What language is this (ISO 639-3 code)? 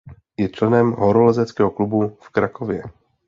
ces